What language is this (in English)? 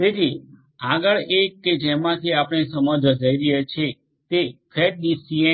Gujarati